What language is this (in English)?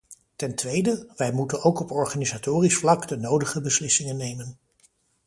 Dutch